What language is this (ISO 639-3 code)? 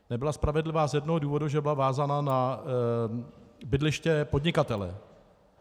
ces